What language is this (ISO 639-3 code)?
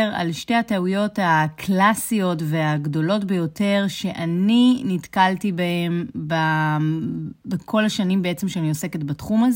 heb